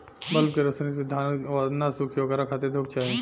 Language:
Bhojpuri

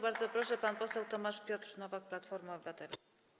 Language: Polish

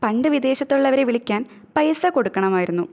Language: Malayalam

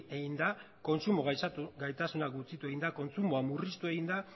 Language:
Basque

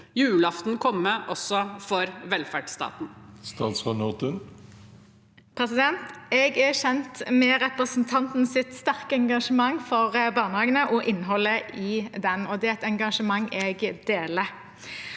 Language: Norwegian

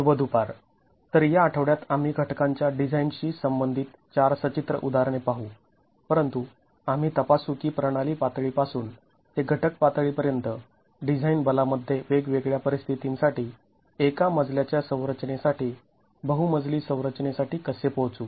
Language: Marathi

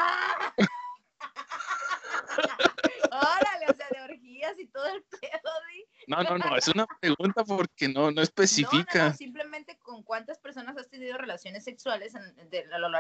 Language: Spanish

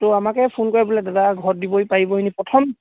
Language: Assamese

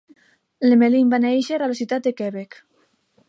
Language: Catalan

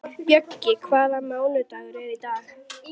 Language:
Icelandic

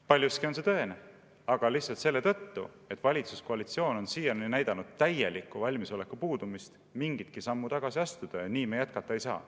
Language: Estonian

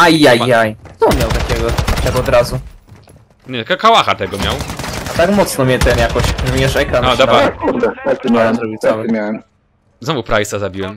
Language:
Polish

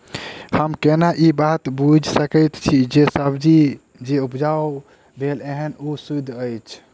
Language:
Maithili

